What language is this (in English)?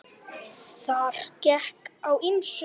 Icelandic